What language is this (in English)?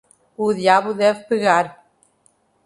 Portuguese